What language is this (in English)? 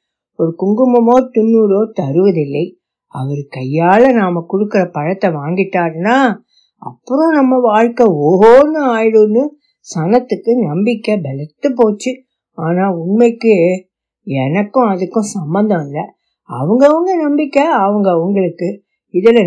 Tamil